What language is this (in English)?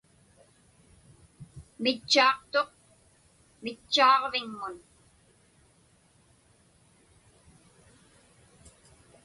Inupiaq